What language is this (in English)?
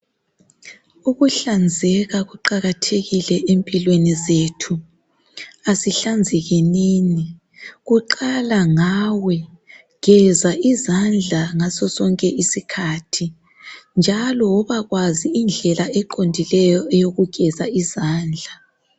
North Ndebele